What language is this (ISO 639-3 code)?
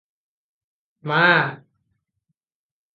ori